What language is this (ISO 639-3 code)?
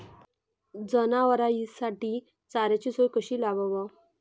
mar